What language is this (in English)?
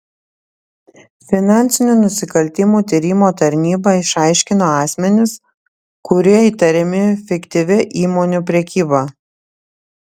Lithuanian